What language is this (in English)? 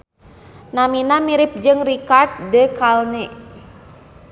Sundanese